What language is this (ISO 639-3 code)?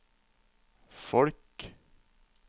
nor